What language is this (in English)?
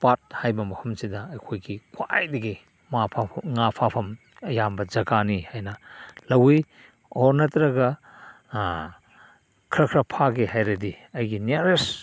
Manipuri